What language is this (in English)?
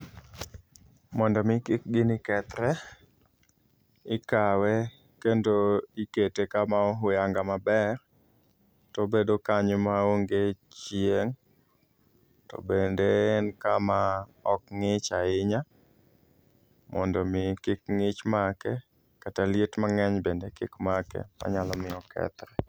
Luo (Kenya and Tanzania)